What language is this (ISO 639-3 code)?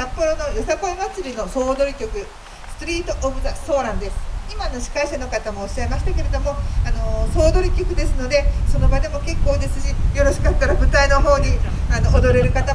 jpn